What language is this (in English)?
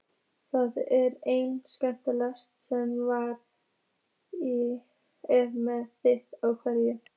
Icelandic